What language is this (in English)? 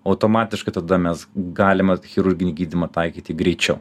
Lithuanian